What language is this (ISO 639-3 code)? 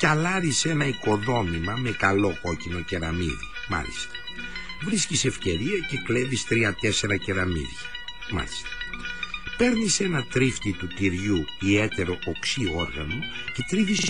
ell